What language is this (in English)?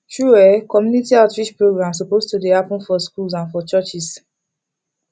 Nigerian Pidgin